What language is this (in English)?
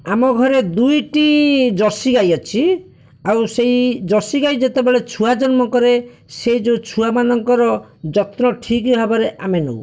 Odia